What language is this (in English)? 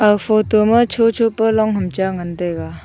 Wancho Naga